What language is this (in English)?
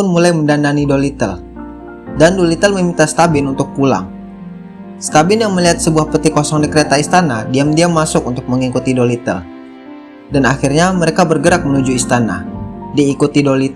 Indonesian